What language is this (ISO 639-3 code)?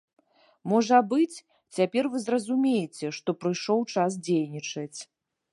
bel